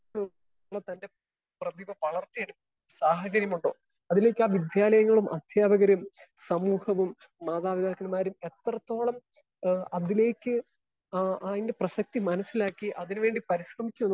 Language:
Malayalam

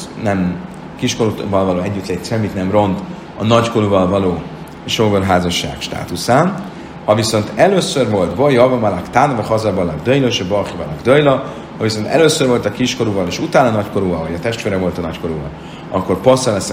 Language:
Hungarian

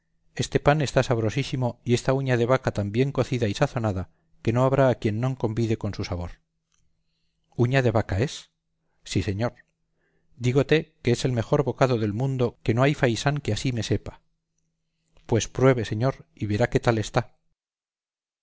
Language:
Spanish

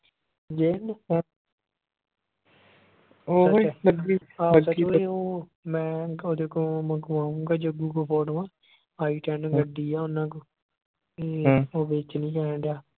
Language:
Punjabi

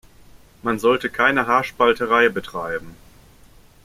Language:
German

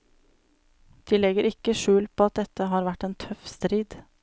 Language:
Norwegian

